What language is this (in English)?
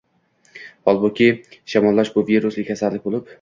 Uzbek